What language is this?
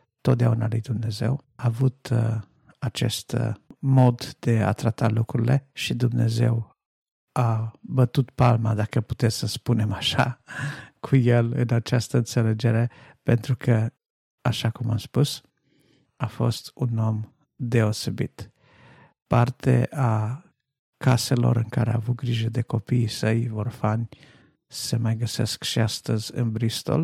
Romanian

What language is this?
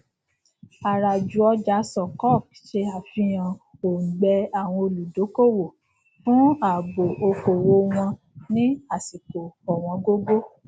Yoruba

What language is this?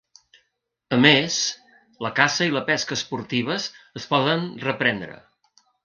Catalan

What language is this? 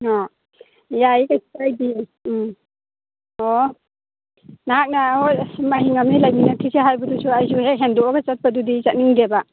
Manipuri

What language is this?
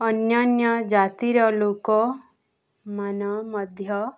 Odia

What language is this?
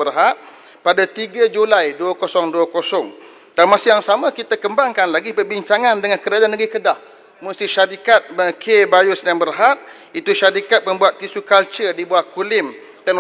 Malay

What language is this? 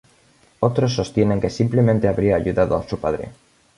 Spanish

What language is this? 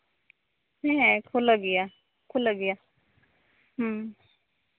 Santali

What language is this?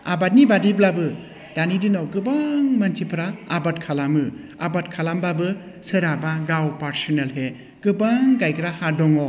Bodo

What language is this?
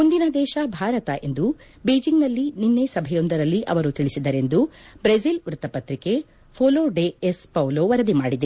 Kannada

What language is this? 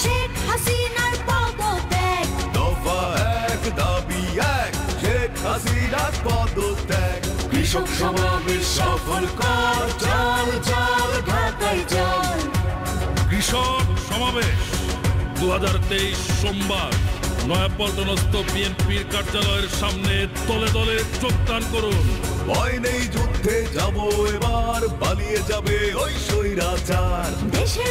Arabic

